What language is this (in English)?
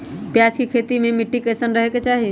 Magahi